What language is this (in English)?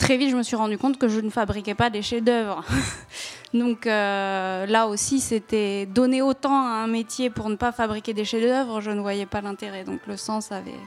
French